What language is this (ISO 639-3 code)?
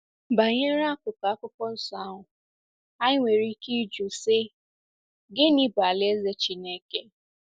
ibo